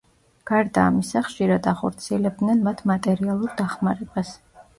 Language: Georgian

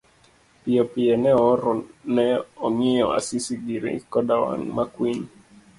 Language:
Luo (Kenya and Tanzania)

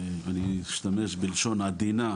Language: Hebrew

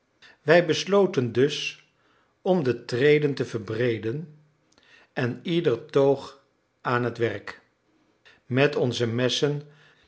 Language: Dutch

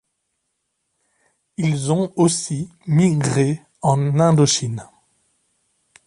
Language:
French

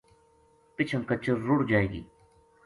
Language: Gujari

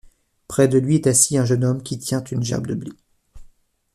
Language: French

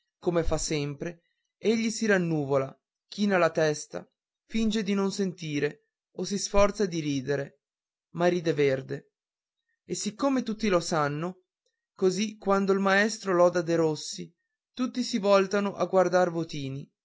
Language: Italian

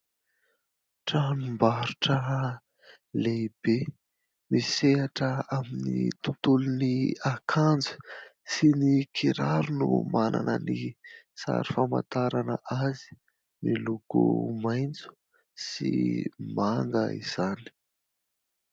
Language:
Malagasy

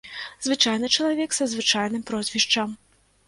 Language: Belarusian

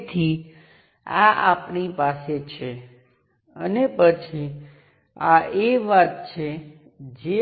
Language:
Gujarati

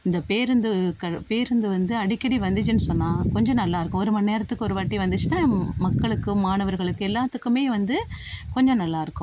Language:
Tamil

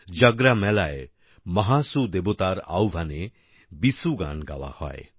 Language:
Bangla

